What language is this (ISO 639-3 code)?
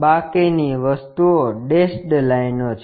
guj